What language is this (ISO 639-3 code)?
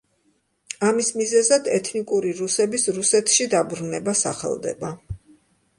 kat